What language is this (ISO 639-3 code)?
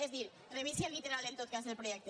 cat